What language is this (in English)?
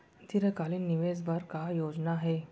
Chhattisgarhi